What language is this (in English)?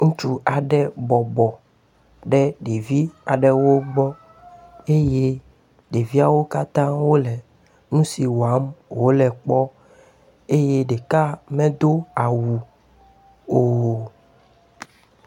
Ewe